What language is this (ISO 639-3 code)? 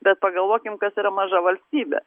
lit